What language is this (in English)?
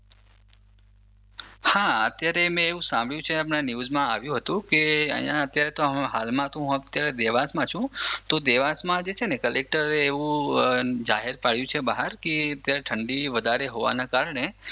Gujarati